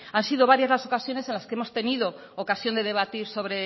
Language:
Spanish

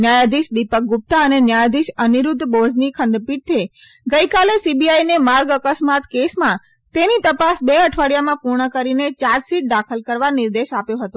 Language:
Gujarati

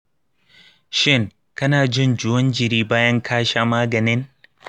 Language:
Hausa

